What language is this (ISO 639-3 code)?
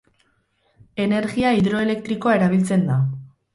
eus